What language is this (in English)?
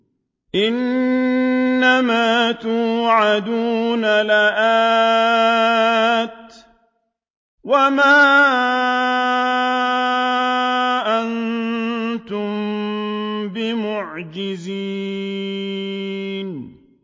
Arabic